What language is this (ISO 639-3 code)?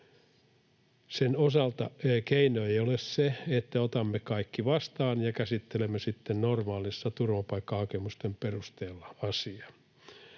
fin